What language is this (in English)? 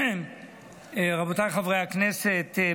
Hebrew